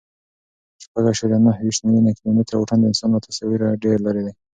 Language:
Pashto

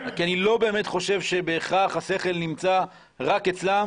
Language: Hebrew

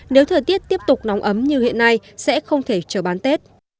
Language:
Vietnamese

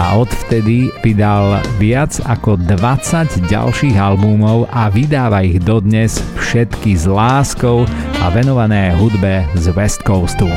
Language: Slovak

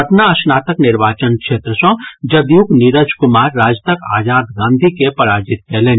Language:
Maithili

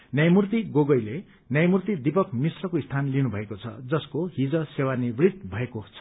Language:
Nepali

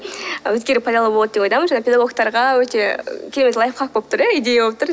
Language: Kazakh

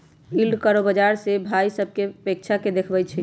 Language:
Magahi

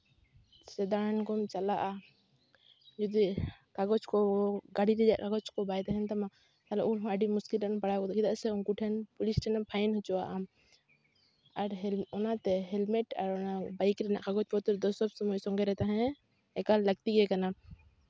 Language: Santali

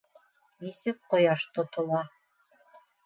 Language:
Bashkir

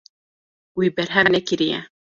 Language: Kurdish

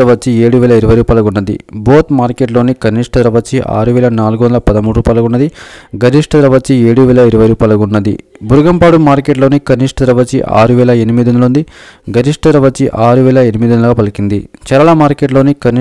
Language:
Telugu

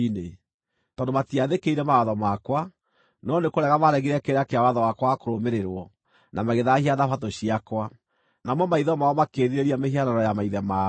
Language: Kikuyu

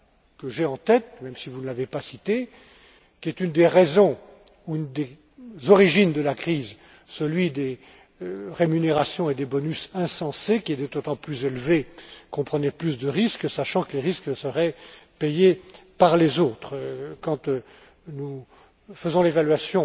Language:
French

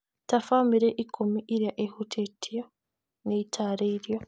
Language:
Kikuyu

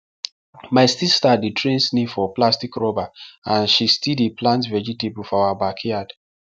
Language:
Nigerian Pidgin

